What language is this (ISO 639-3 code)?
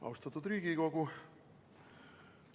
est